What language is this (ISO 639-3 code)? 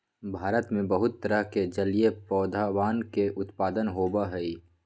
mag